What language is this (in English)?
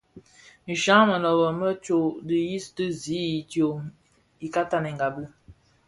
Bafia